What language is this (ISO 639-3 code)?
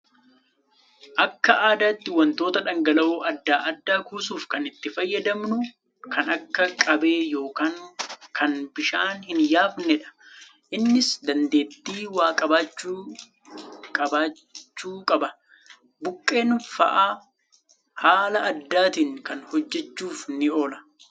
orm